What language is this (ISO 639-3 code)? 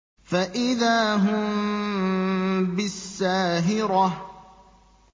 ara